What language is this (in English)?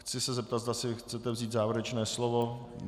Czech